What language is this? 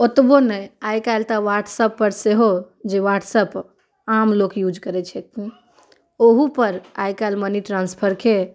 Maithili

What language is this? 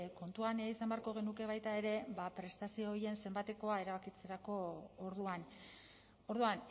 Basque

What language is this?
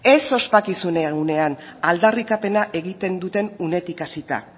Basque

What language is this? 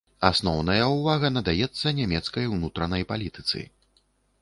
Belarusian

